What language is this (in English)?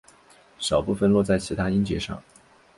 Chinese